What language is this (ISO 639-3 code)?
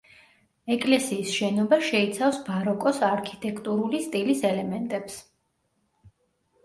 kat